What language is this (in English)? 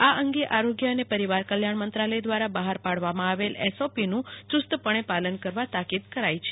Gujarati